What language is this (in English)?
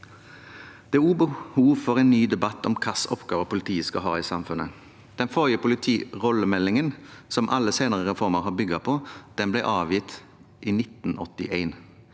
Norwegian